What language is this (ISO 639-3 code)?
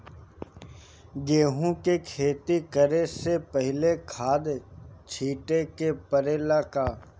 bho